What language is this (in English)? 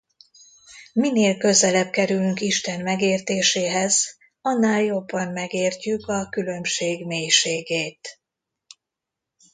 Hungarian